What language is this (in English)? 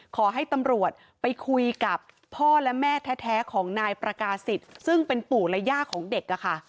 Thai